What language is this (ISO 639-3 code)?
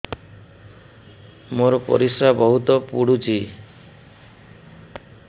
ori